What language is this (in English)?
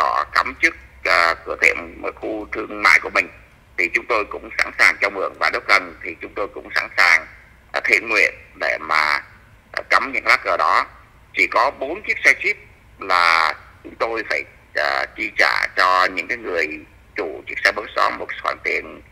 Vietnamese